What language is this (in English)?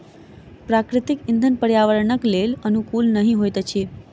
Maithili